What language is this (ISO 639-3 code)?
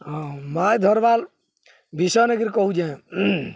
ori